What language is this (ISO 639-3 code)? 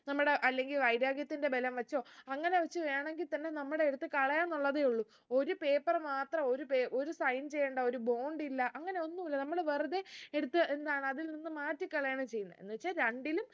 mal